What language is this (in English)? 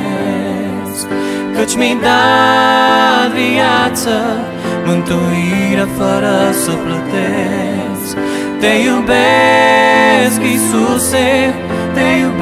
Romanian